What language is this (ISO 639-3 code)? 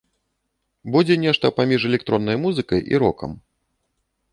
bel